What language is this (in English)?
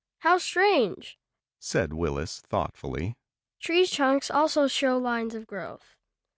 English